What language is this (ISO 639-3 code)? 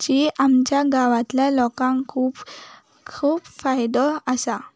kok